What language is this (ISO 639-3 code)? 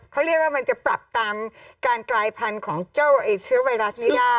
tha